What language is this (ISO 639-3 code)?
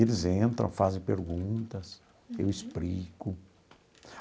por